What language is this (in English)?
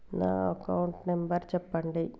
Telugu